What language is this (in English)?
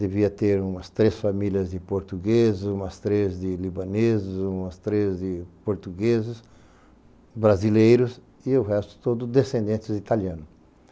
Portuguese